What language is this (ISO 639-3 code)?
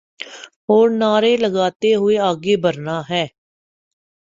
urd